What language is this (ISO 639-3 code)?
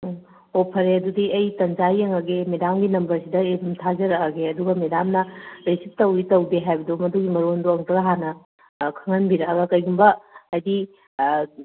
mni